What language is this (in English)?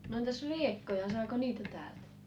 Finnish